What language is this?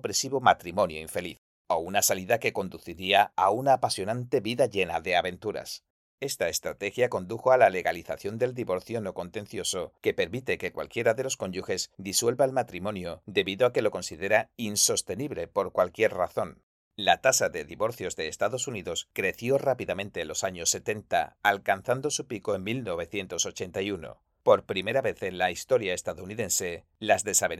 Spanish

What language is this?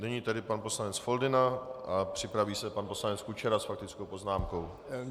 Czech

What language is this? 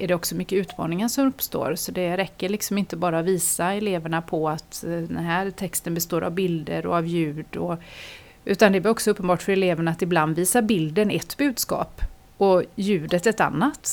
Swedish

